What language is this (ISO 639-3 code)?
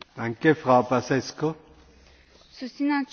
ron